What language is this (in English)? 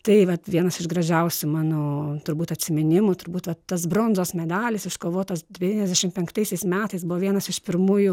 Lithuanian